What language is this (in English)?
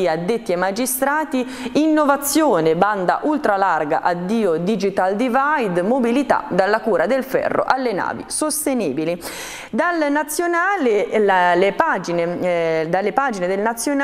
Italian